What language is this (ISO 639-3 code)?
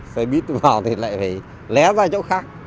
vie